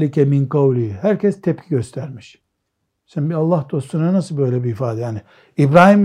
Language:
Turkish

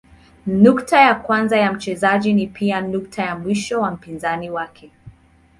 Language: Swahili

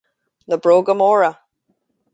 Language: Irish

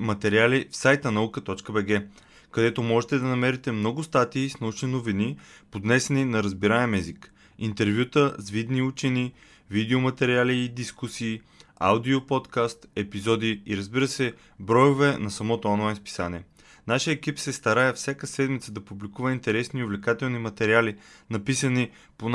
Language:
Bulgarian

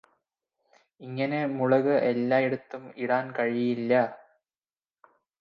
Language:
Malayalam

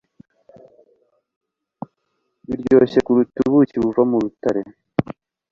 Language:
Kinyarwanda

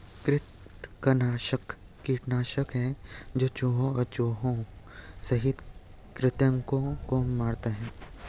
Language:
Hindi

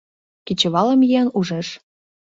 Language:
Mari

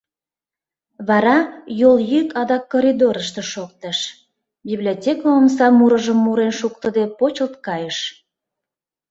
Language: Mari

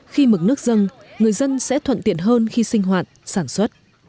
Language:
Vietnamese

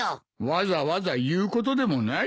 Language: Japanese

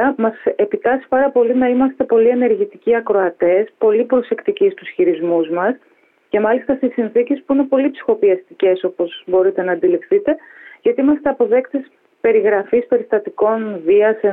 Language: Greek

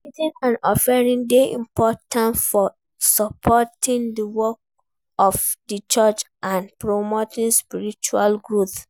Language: Nigerian Pidgin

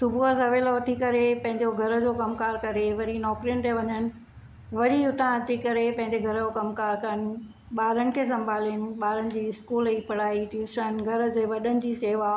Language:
Sindhi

